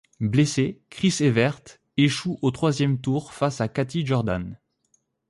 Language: French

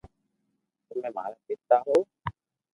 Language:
Loarki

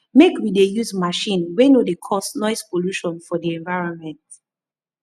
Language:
Nigerian Pidgin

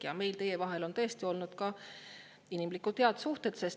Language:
Estonian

